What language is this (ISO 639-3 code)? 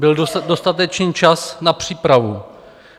ces